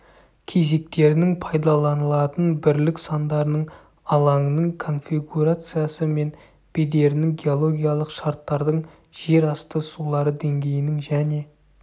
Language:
Kazakh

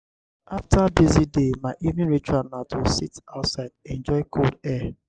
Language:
Nigerian Pidgin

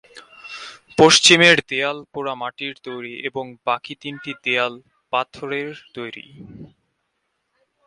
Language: Bangla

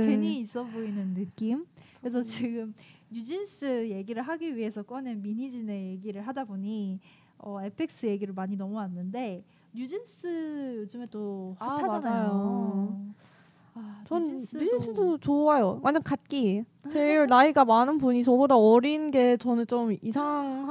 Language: Korean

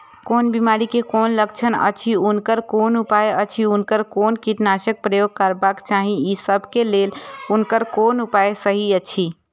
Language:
Maithili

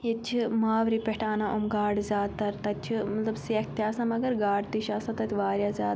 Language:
Kashmiri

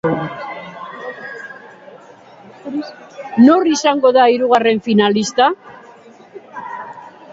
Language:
Basque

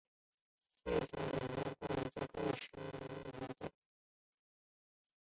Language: Chinese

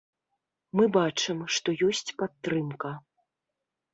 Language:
Belarusian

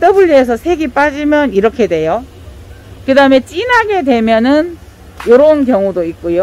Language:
Korean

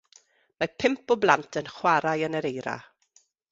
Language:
Welsh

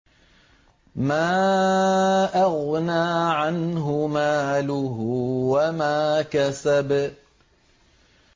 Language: Arabic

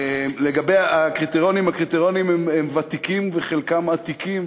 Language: Hebrew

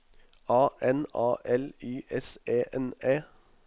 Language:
Norwegian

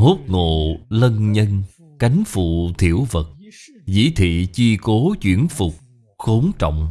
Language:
Vietnamese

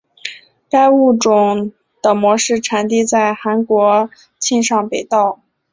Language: Chinese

